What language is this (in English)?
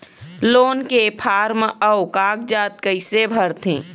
Chhattisgarhi